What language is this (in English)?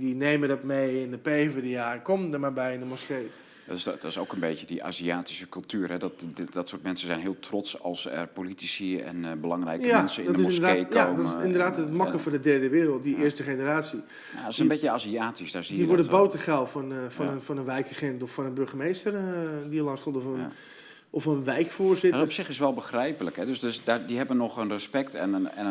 Dutch